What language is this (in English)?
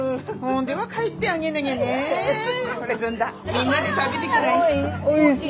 Japanese